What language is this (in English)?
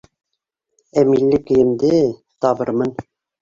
Bashkir